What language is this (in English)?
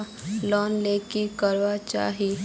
Magahi